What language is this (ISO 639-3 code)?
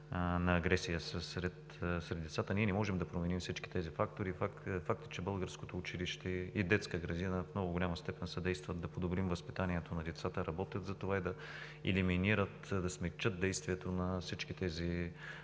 bul